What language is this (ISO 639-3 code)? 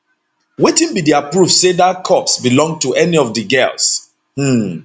pcm